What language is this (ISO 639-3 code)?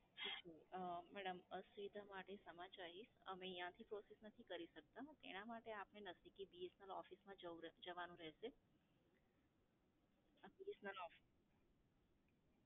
guj